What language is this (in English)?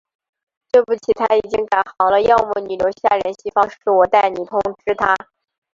Chinese